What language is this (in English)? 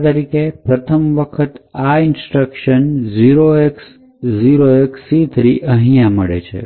Gujarati